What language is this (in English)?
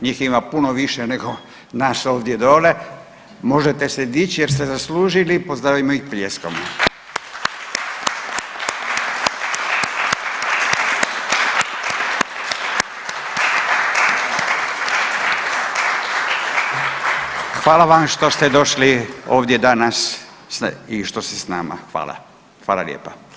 Croatian